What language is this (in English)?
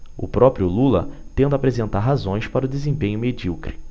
Portuguese